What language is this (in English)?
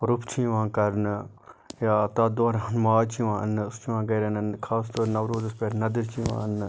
Kashmiri